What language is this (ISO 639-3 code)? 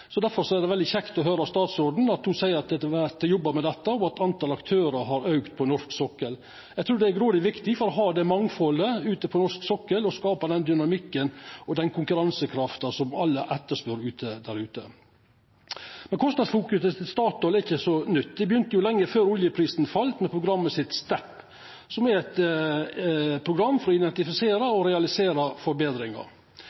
nno